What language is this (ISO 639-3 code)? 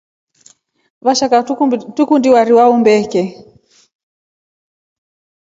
rof